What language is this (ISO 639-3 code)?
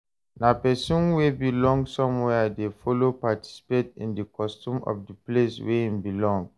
pcm